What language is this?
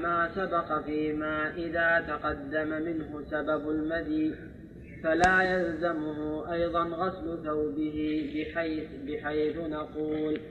Arabic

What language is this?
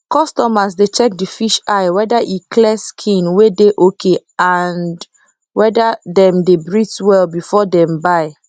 Nigerian Pidgin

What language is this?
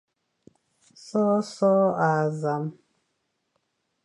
Fang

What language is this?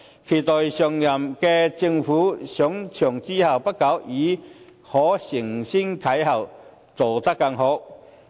Cantonese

